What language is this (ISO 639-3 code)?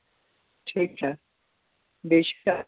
kas